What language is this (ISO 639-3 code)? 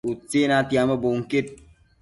mcf